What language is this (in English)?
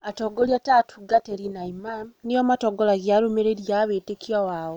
Kikuyu